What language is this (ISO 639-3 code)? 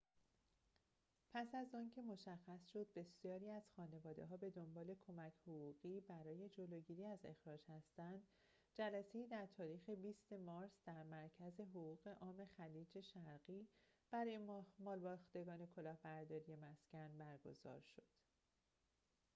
fas